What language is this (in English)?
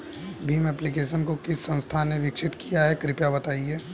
Hindi